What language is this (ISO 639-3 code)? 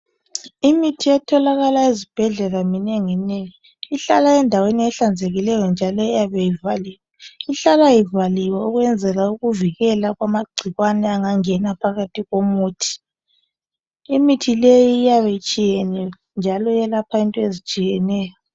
nde